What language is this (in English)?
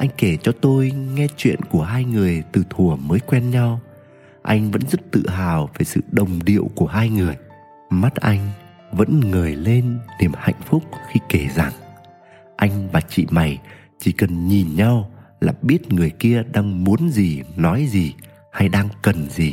Vietnamese